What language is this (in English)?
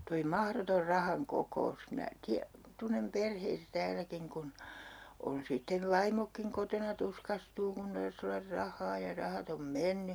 Finnish